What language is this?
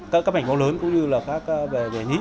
Vietnamese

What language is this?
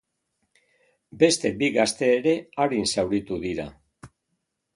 Basque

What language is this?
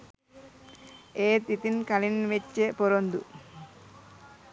Sinhala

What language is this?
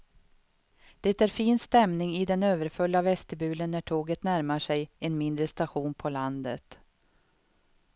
Swedish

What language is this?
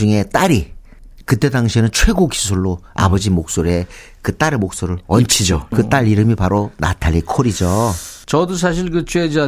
Korean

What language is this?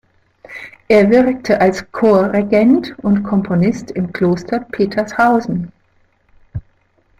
German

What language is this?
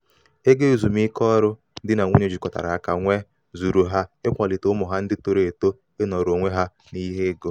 Igbo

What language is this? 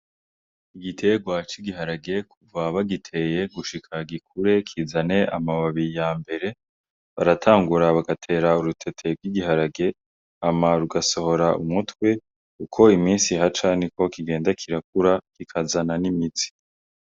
Rundi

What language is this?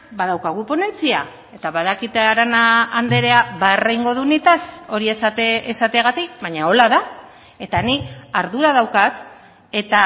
Basque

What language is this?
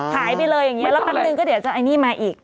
Thai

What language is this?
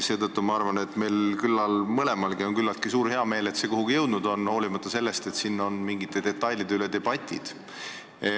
Estonian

